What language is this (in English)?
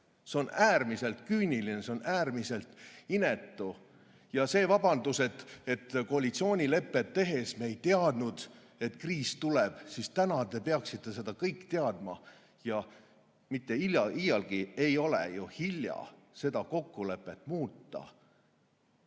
Estonian